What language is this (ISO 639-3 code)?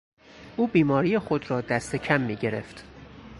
fas